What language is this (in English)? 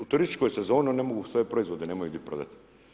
Croatian